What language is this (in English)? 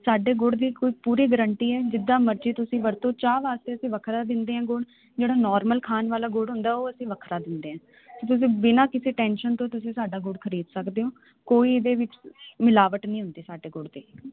Punjabi